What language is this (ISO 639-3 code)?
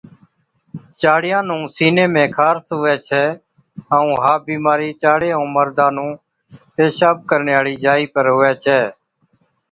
odk